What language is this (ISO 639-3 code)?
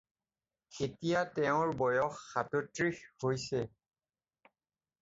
asm